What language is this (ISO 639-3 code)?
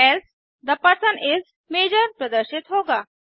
hin